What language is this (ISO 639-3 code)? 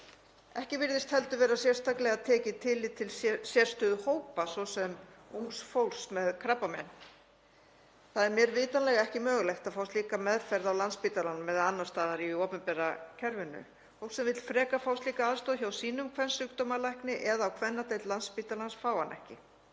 isl